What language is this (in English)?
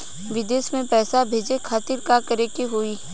Bhojpuri